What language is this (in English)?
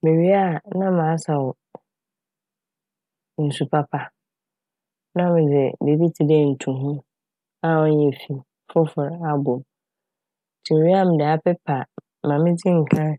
Akan